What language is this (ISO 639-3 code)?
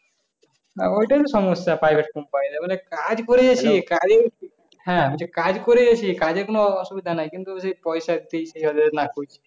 ben